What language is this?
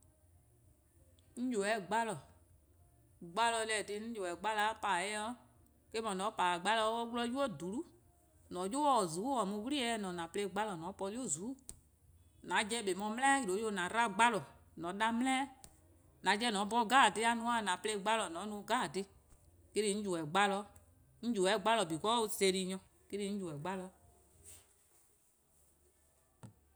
Eastern Krahn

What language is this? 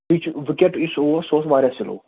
Kashmiri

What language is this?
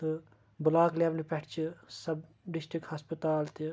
Kashmiri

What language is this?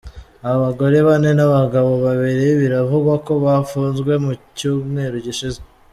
Kinyarwanda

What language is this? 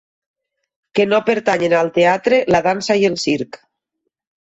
Catalan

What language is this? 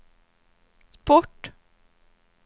Swedish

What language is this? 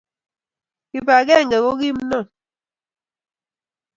Kalenjin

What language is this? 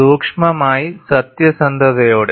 Malayalam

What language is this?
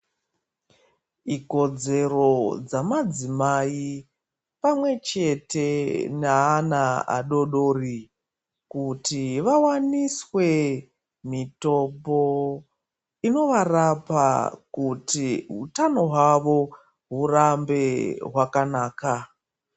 Ndau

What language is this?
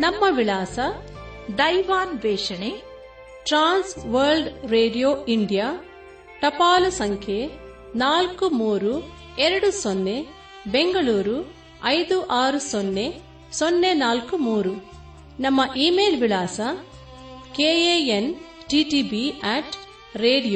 Kannada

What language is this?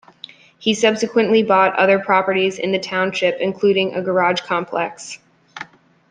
English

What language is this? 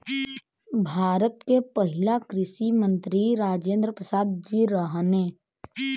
Bhojpuri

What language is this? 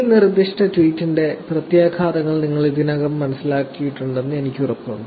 Malayalam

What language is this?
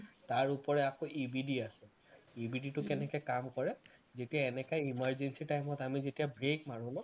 Assamese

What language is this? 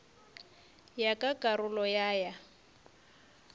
Northern Sotho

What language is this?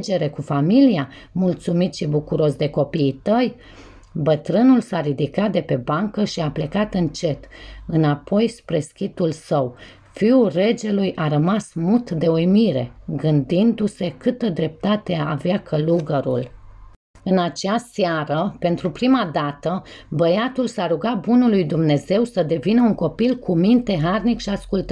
Romanian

